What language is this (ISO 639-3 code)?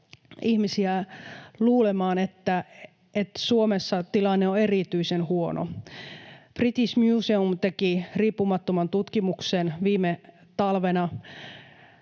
fin